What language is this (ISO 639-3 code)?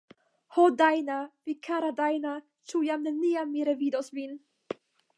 epo